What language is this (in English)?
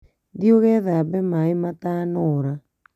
Kikuyu